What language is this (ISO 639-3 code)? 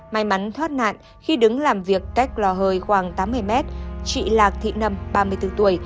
vie